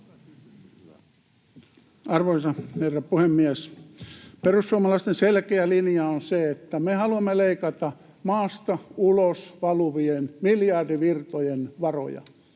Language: Finnish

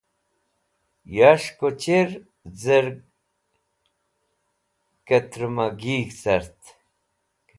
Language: Wakhi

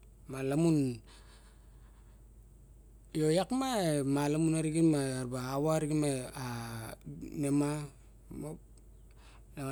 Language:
Barok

